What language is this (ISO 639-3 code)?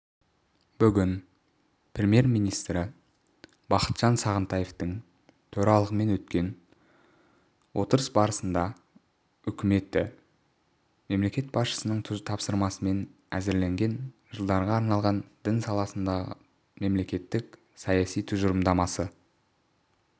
kaz